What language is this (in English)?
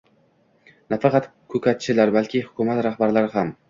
Uzbek